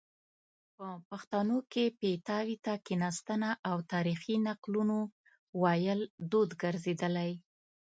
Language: Pashto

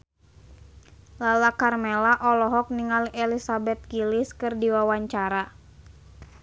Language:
Sundanese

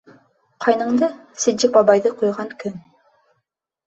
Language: Bashkir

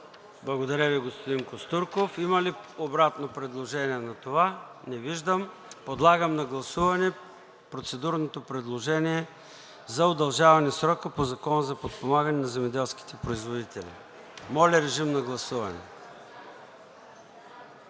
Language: Bulgarian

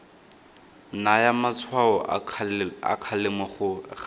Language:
Tswana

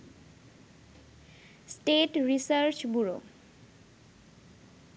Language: Bangla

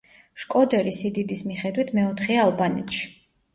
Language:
Georgian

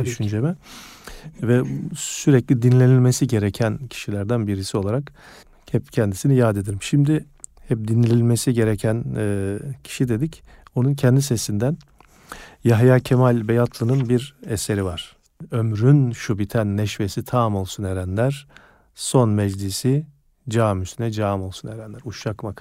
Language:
Turkish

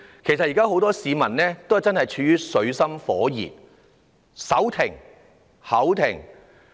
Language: Cantonese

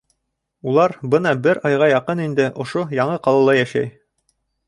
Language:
Bashkir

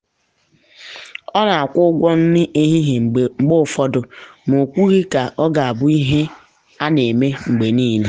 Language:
Igbo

